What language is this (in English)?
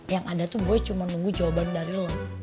Indonesian